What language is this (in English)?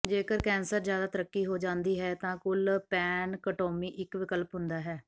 Punjabi